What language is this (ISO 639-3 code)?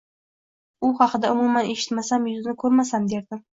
uzb